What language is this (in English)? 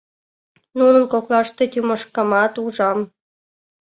Mari